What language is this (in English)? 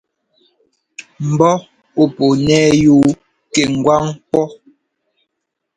Ngomba